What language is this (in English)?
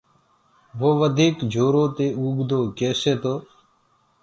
Gurgula